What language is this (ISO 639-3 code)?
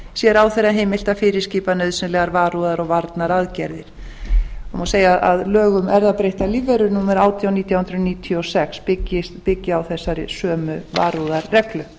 isl